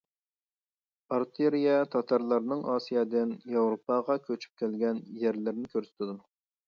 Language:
Uyghur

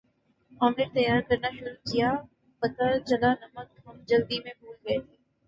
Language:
Urdu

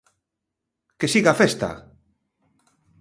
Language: Galician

